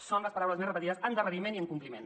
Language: Catalan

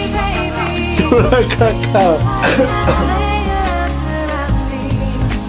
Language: Indonesian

